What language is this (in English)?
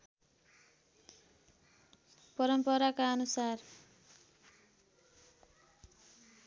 Nepali